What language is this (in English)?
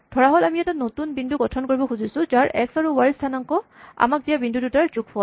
Assamese